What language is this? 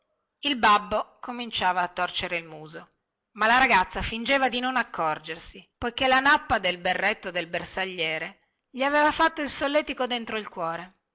Italian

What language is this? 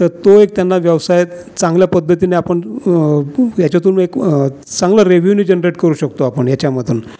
Marathi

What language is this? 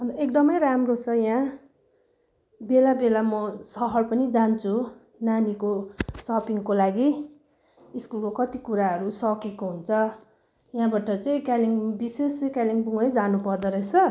Nepali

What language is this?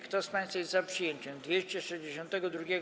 Polish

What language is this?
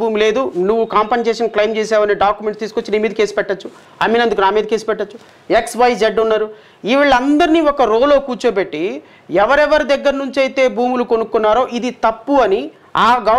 Telugu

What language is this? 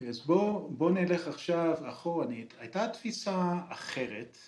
Hebrew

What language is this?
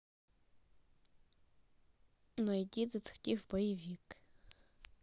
Russian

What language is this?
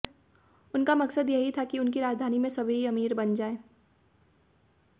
Hindi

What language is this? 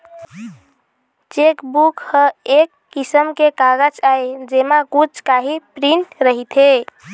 Chhattisgarhi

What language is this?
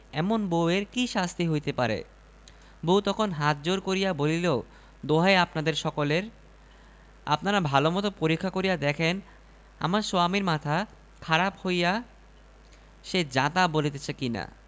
Bangla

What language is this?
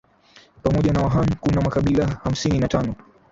Swahili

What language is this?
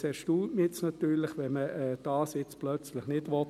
Swiss German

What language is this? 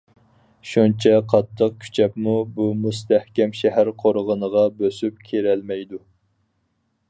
Uyghur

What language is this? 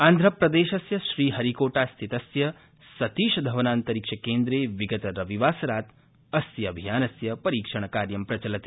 Sanskrit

